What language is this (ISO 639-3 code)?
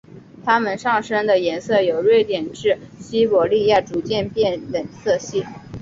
zho